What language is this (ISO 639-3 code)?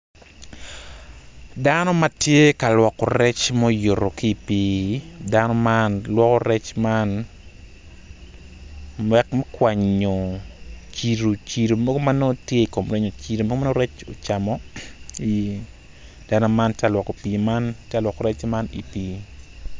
ach